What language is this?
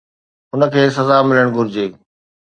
Sindhi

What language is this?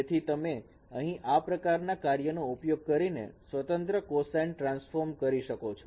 Gujarati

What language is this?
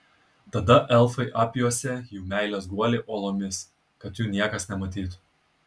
Lithuanian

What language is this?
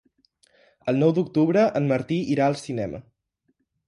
Catalan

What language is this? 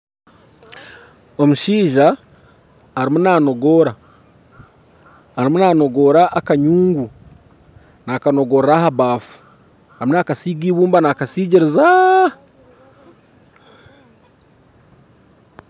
Nyankole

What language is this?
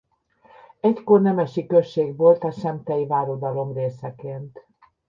Hungarian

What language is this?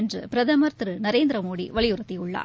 Tamil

